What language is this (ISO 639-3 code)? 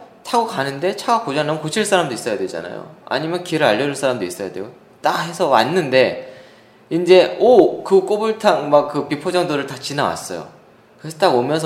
kor